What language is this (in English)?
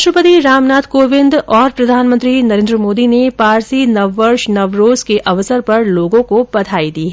Hindi